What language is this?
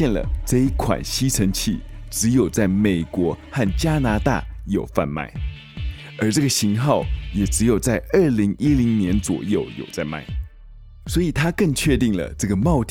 Chinese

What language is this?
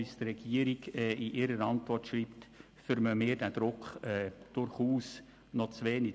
Swiss German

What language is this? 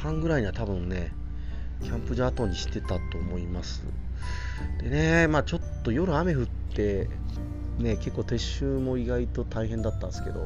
Japanese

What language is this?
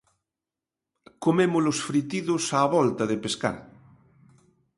Galician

